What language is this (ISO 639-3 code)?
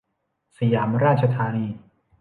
tha